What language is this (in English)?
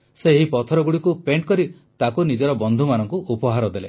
Odia